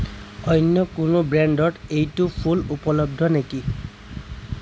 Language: Assamese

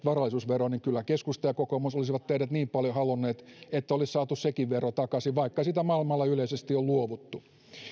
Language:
Finnish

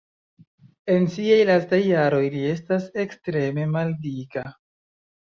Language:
Esperanto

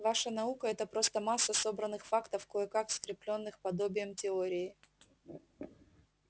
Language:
Russian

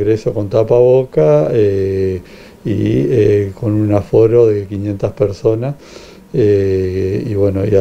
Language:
Spanish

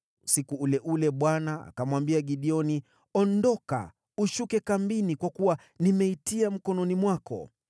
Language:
Swahili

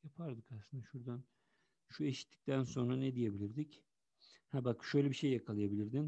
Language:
Turkish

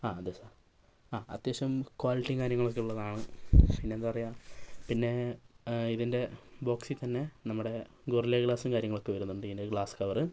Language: Malayalam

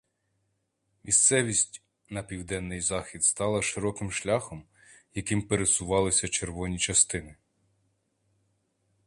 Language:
Ukrainian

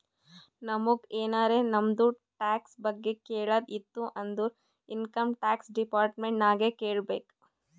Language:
Kannada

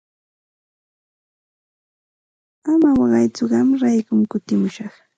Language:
Santa Ana de Tusi Pasco Quechua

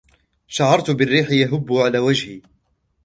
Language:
Arabic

